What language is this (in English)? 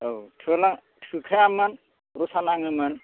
Bodo